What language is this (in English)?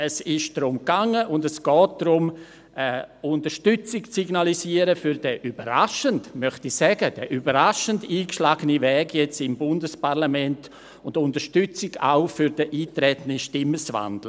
Swiss German